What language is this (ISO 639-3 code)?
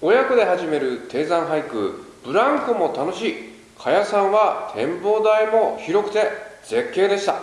jpn